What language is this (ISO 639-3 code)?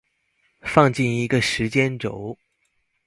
zho